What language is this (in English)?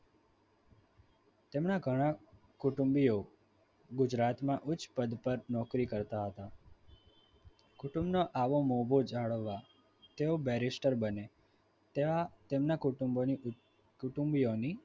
Gujarati